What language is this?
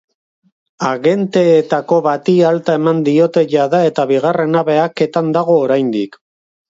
Basque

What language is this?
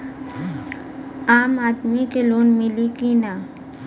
Bhojpuri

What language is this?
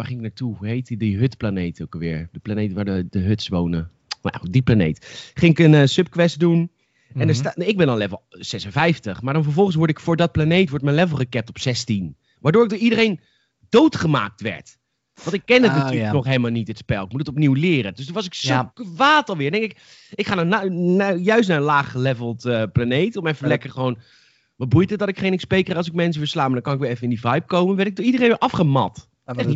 Dutch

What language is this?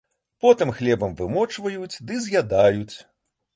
Belarusian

